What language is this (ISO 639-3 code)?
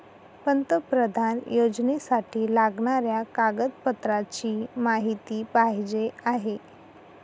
mar